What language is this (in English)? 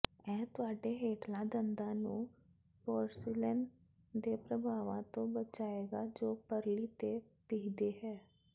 Punjabi